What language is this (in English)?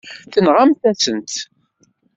Kabyle